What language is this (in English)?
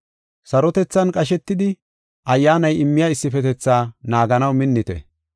Gofa